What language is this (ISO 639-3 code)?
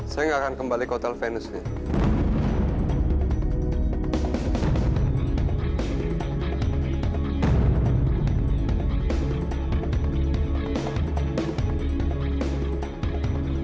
ind